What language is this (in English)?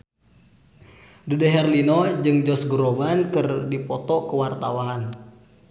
Sundanese